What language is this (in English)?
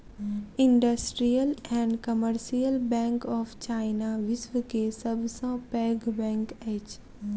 Maithili